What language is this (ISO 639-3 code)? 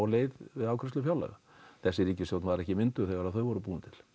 isl